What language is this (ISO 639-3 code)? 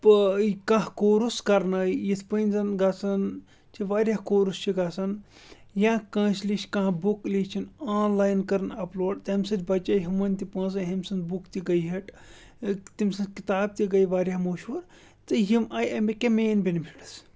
kas